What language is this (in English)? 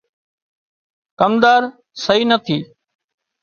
Wadiyara Koli